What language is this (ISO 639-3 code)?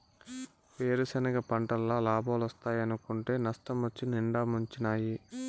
tel